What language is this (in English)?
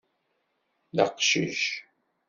Kabyle